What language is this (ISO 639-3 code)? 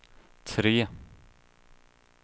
swe